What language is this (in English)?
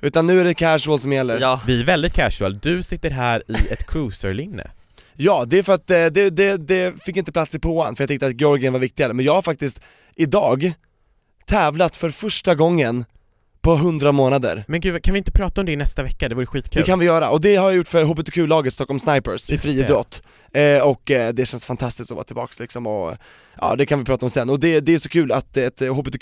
Swedish